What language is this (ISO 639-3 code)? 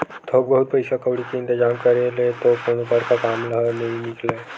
hne